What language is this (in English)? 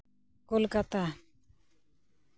Santali